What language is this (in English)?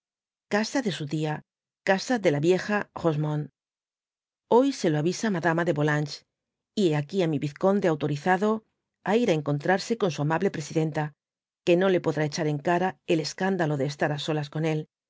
Spanish